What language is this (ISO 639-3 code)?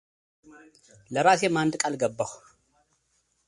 amh